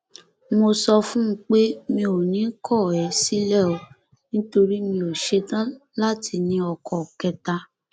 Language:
Yoruba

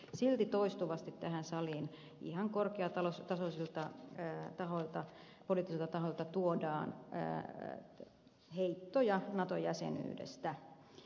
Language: Finnish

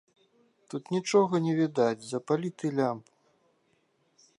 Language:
Belarusian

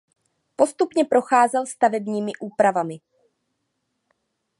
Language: Czech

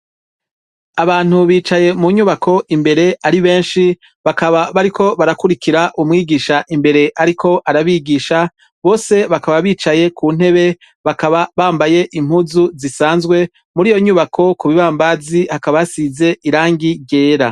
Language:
Rundi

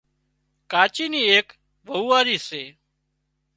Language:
Wadiyara Koli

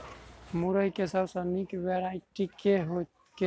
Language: Maithili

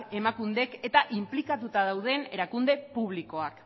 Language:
Basque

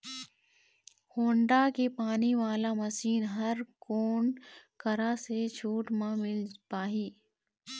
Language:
Chhattisgarhi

